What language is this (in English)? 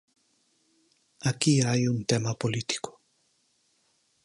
Galician